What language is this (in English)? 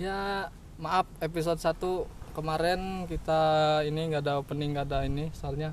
Indonesian